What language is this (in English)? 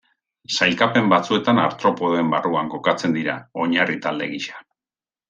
Basque